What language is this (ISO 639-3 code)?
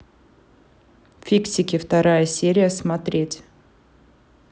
rus